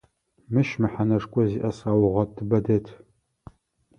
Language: Adyghe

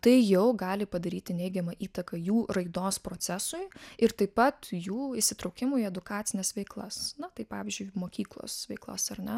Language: Lithuanian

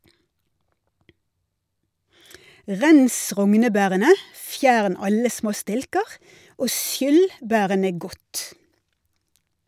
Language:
Norwegian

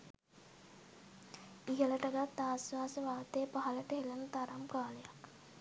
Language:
Sinhala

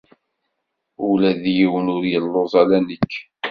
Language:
Kabyle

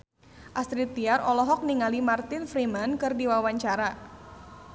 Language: Sundanese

